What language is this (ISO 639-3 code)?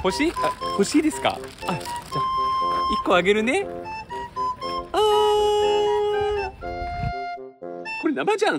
jpn